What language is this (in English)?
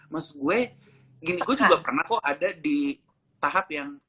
Indonesian